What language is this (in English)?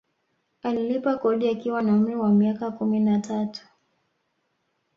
Swahili